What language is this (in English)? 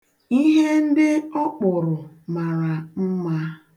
Igbo